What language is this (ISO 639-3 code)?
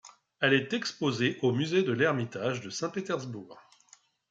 fra